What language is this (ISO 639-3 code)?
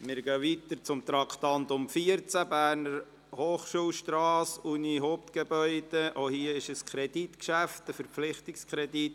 gsw